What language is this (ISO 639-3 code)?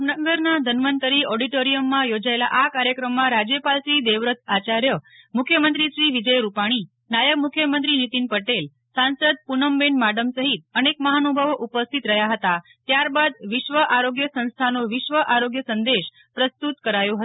guj